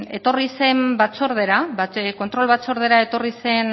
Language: Basque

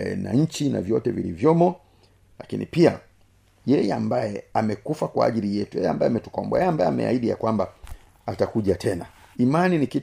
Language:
Swahili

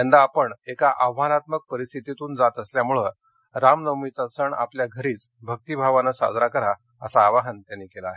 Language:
Marathi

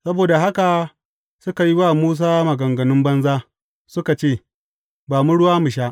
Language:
Hausa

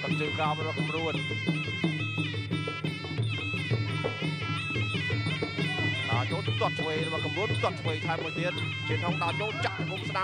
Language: Vietnamese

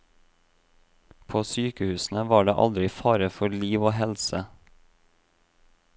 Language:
Norwegian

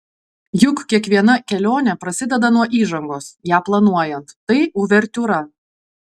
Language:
Lithuanian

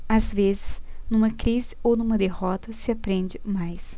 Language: Portuguese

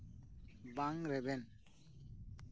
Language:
Santali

